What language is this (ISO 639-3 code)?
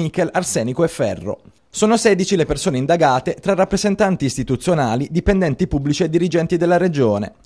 ita